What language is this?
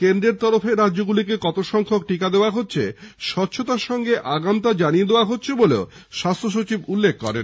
Bangla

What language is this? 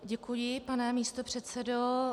Czech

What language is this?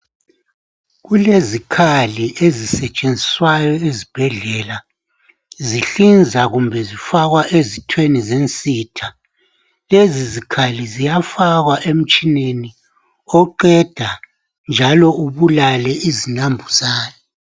North Ndebele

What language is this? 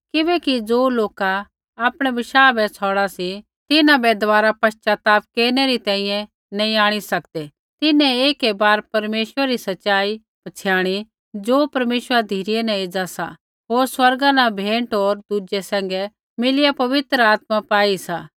Kullu Pahari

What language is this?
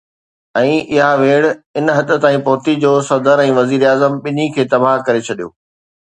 Sindhi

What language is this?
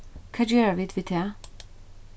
Faroese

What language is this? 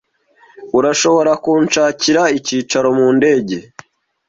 Kinyarwanda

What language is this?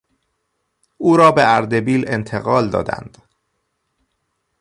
Persian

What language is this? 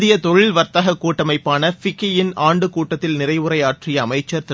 Tamil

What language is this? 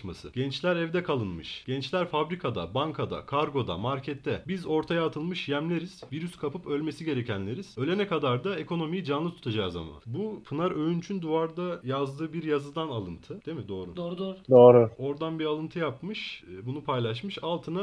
Turkish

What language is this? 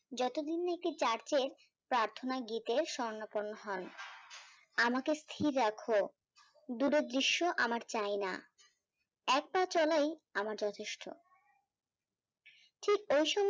Bangla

